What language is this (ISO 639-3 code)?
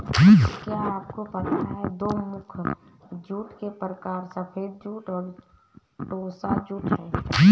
hin